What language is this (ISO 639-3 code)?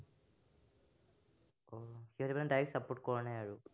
asm